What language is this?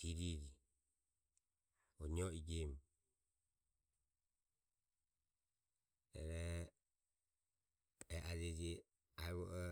Ömie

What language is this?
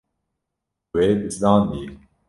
Kurdish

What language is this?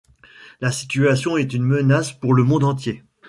French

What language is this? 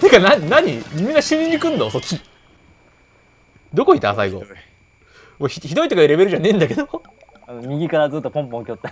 Japanese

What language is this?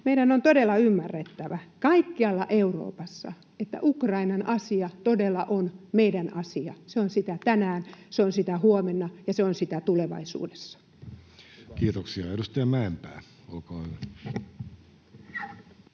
Finnish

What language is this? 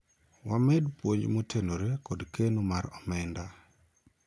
Luo (Kenya and Tanzania)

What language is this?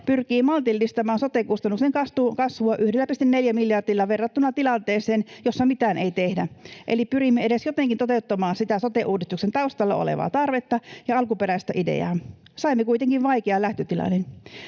Finnish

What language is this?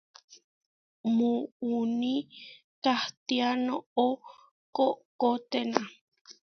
Huarijio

